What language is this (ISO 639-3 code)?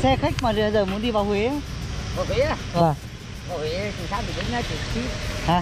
vie